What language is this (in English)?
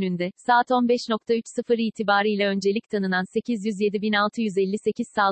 Turkish